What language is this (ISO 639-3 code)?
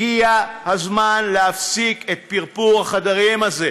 heb